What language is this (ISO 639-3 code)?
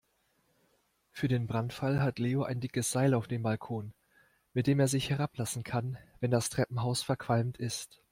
deu